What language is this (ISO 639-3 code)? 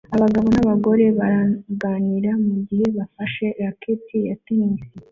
kin